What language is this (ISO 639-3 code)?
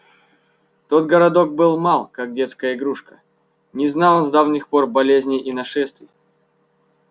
rus